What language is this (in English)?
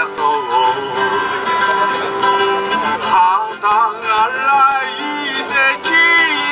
Spanish